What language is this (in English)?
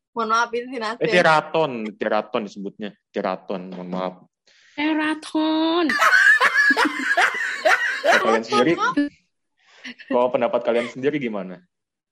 Indonesian